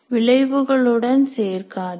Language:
Tamil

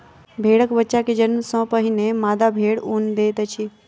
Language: Maithili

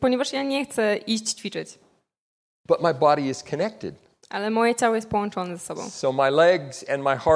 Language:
Polish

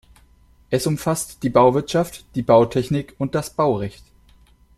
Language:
German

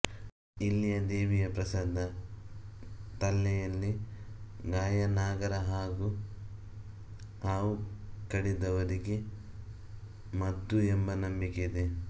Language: Kannada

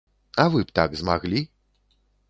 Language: Belarusian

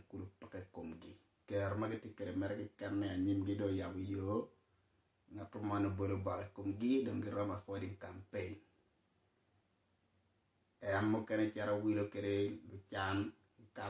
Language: Indonesian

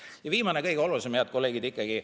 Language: Estonian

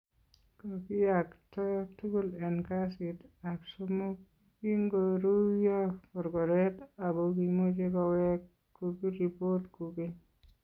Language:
Kalenjin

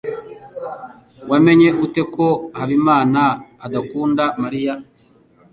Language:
Kinyarwanda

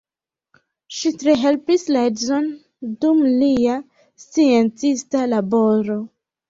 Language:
Esperanto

